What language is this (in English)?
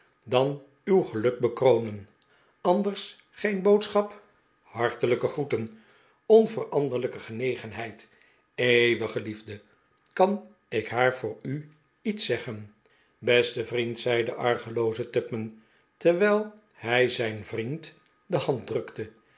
Dutch